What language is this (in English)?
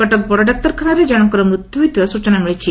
Odia